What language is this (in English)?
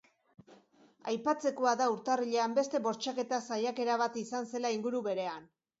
Basque